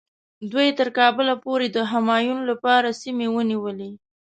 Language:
Pashto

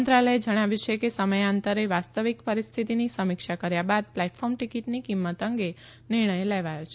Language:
Gujarati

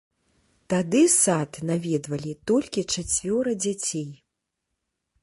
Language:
Belarusian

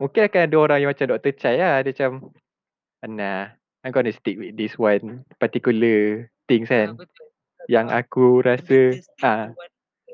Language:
Malay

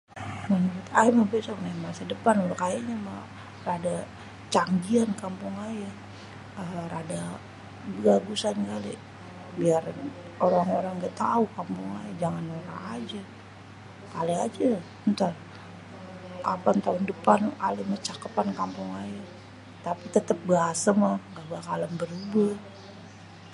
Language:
Betawi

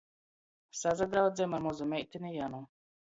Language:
Latgalian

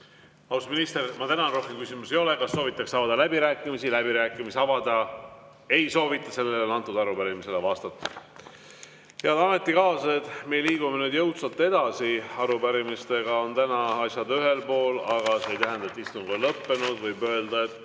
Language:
Estonian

